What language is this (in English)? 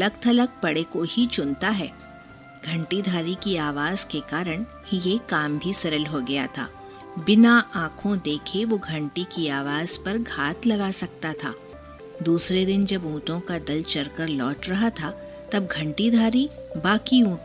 Hindi